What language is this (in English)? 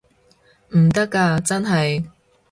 Cantonese